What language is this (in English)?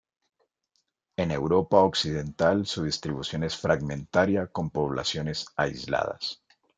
Spanish